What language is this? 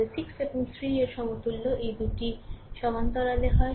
Bangla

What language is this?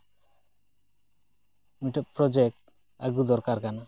Santali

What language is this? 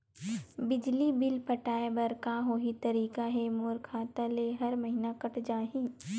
Chhattisgarhi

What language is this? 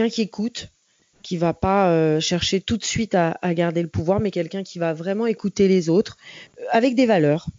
French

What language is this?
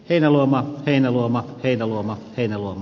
Finnish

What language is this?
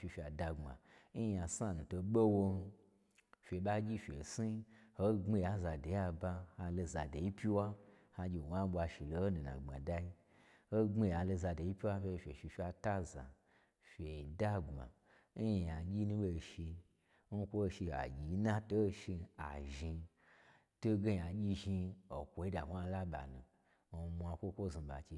Gbagyi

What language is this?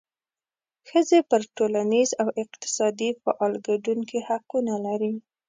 Pashto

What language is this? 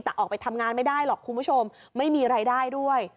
Thai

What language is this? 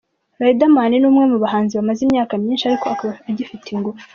Kinyarwanda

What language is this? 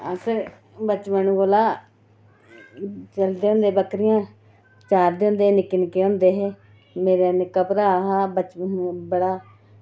Dogri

